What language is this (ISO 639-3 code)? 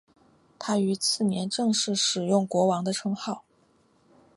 zho